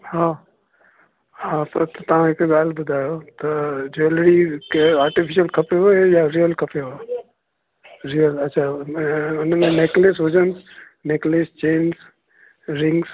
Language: Sindhi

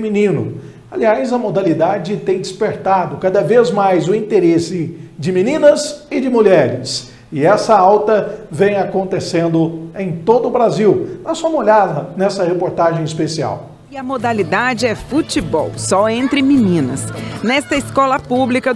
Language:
Portuguese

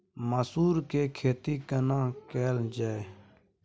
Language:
Maithili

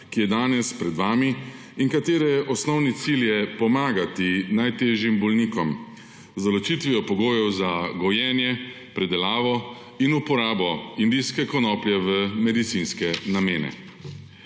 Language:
Slovenian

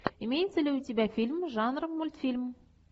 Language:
Russian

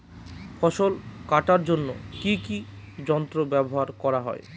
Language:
Bangla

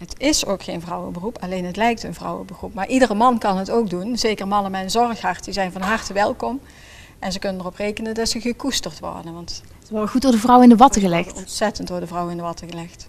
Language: Dutch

